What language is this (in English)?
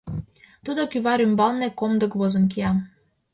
Mari